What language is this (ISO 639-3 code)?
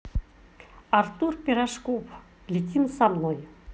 rus